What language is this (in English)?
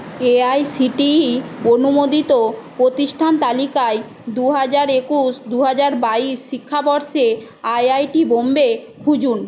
Bangla